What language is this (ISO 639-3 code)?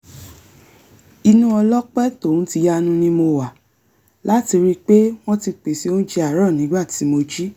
yor